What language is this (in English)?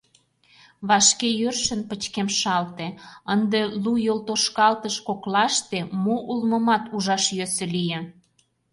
Mari